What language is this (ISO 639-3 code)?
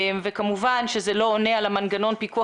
heb